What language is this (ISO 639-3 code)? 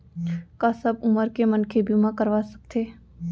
hne